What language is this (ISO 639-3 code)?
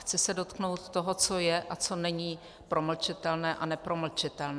ces